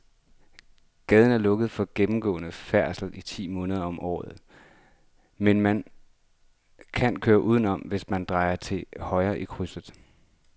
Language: Danish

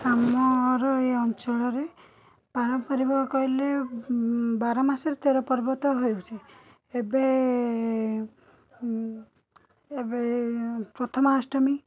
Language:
Odia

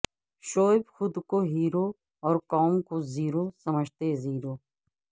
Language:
Urdu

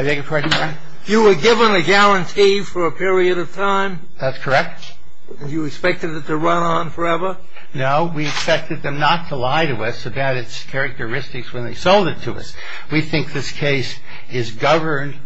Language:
English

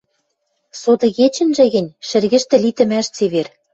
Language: Western Mari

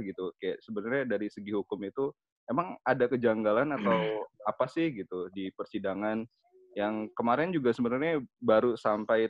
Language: Indonesian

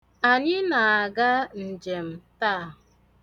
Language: Igbo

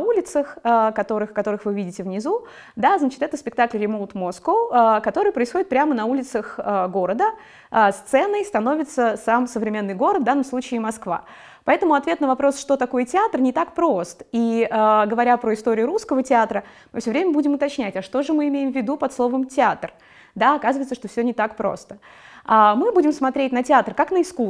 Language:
Russian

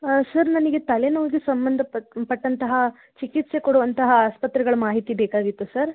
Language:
Kannada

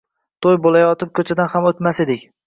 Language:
Uzbek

